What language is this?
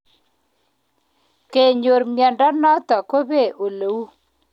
Kalenjin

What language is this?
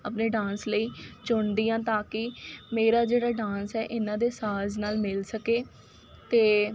Punjabi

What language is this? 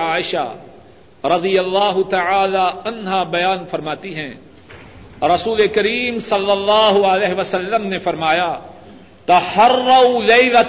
Urdu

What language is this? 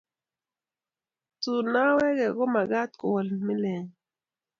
Kalenjin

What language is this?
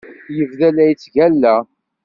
Kabyle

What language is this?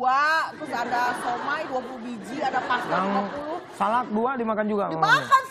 Indonesian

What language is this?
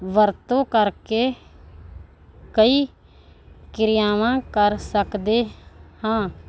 Punjabi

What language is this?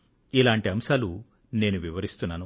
Telugu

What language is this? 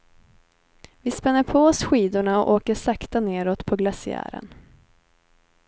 Swedish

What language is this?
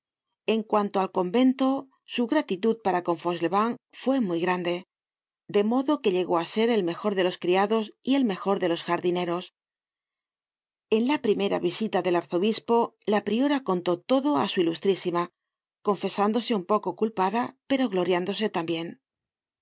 Spanish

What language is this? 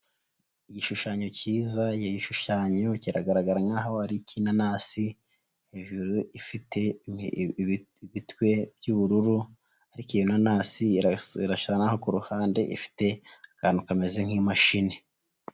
Kinyarwanda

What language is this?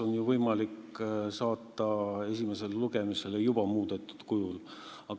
Estonian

